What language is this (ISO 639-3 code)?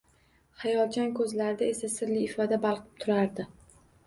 uzb